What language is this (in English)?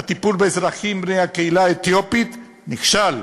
Hebrew